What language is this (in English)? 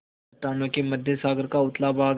Hindi